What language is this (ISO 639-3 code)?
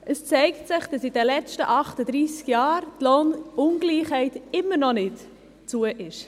gsw